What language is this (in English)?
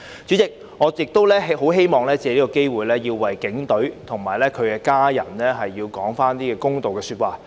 Cantonese